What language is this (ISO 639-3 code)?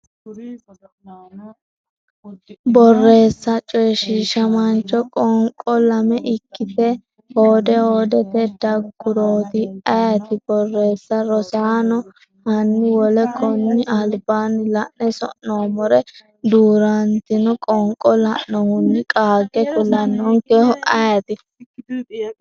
sid